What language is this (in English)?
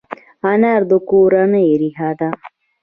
Pashto